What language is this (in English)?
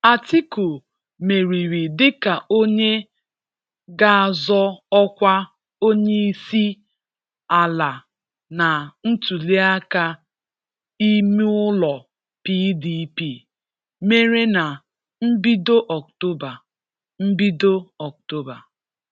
Igbo